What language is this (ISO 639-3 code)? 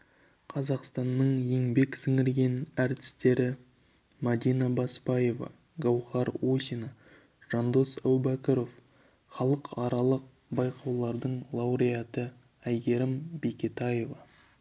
kaz